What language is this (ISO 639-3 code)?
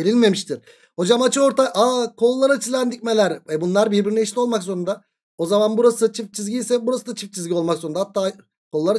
tur